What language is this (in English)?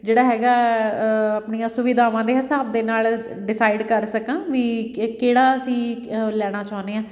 Punjabi